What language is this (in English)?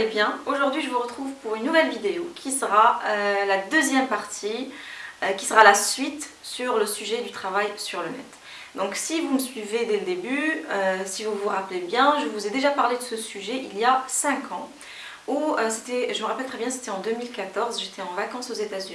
French